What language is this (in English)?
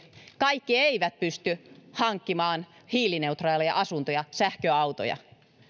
Finnish